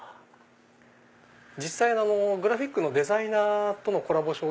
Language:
Japanese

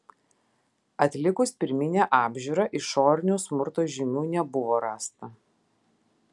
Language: Lithuanian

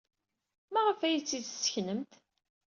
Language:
Kabyle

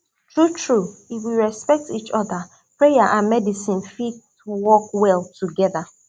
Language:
Nigerian Pidgin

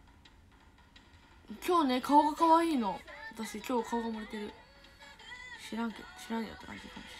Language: Japanese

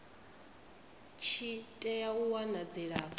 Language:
Venda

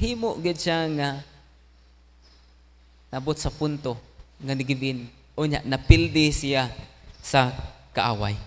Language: Filipino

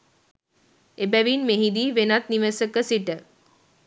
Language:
Sinhala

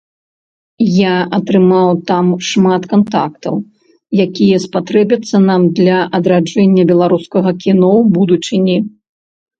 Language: Belarusian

